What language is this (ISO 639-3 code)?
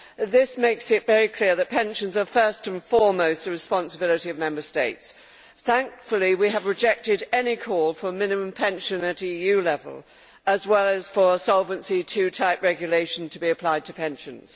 eng